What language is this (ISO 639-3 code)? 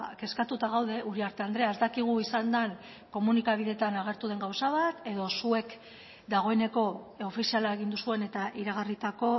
eus